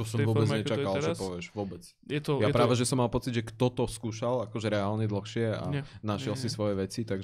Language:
Slovak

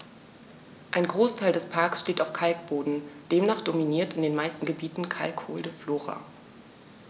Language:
German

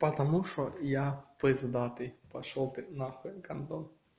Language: Russian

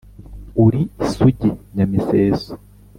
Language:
Kinyarwanda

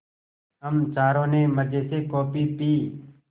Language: Hindi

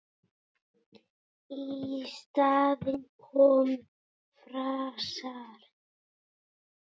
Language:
Icelandic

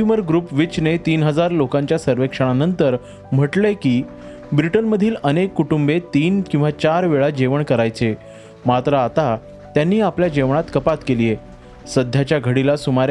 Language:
Marathi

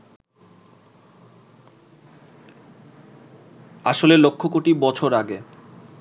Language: Bangla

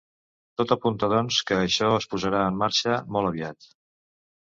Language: Catalan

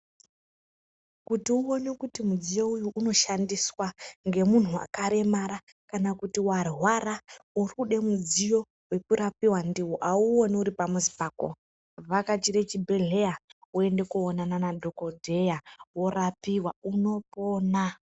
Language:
Ndau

